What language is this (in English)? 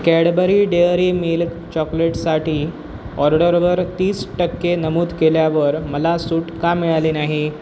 Marathi